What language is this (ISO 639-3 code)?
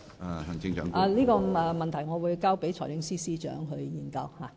yue